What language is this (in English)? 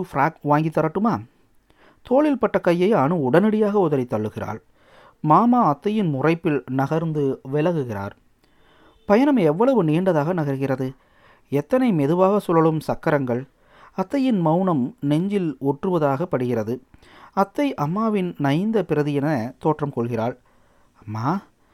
Tamil